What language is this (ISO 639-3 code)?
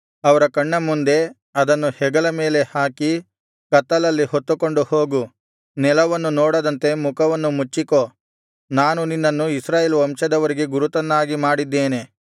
kan